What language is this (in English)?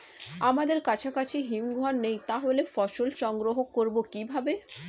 Bangla